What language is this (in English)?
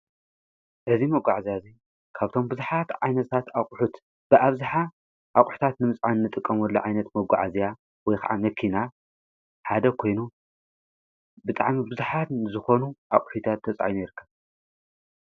Tigrinya